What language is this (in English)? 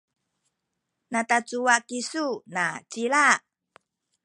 Sakizaya